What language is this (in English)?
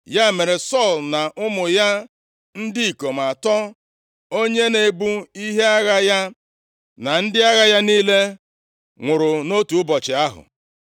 Igbo